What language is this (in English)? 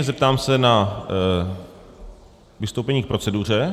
Czech